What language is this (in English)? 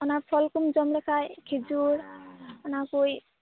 Santali